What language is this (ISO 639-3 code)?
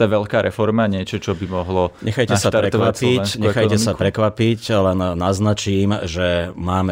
slk